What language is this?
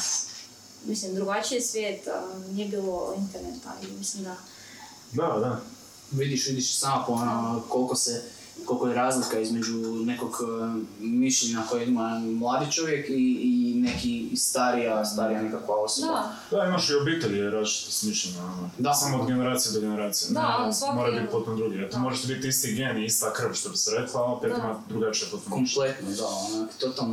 Croatian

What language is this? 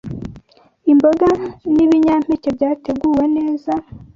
Kinyarwanda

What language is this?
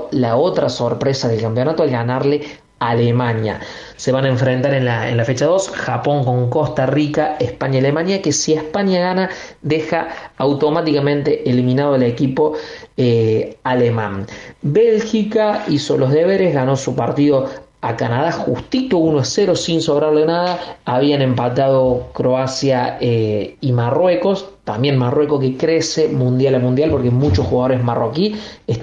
Spanish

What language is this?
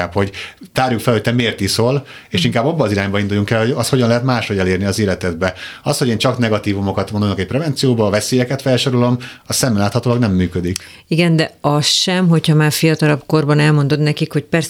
Hungarian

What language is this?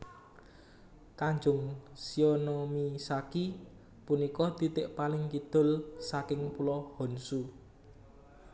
Javanese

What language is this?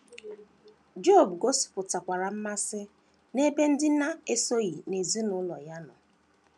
Igbo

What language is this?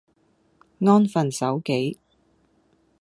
Cantonese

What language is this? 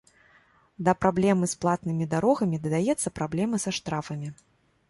Belarusian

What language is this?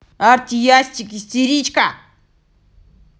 Russian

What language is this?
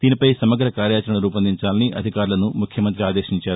Telugu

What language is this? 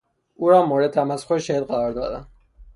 Persian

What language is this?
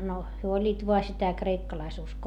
Finnish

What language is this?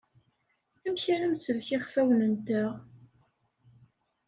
Kabyle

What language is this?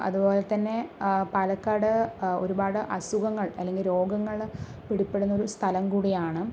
Malayalam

